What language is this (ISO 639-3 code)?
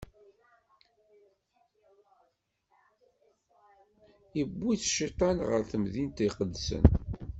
kab